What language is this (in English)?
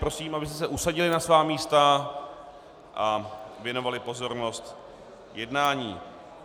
Czech